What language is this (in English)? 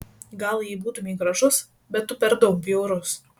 Lithuanian